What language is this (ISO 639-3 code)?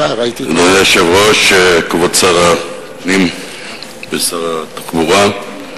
heb